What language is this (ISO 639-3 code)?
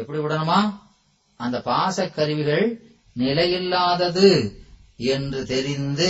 tam